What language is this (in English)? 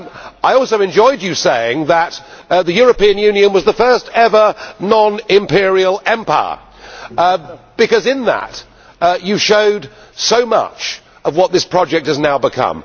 English